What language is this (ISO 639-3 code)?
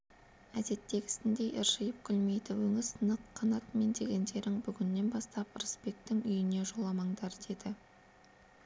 kaz